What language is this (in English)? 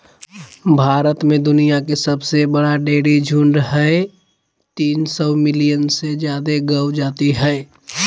Magahi